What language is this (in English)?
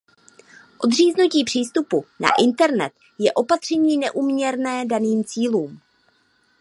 Czech